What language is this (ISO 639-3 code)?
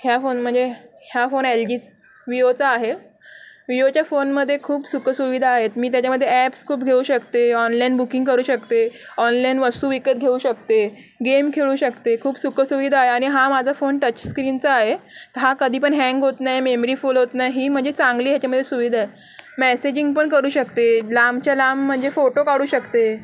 mar